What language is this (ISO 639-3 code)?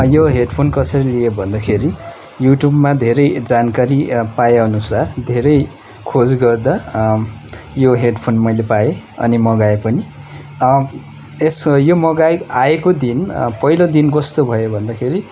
nep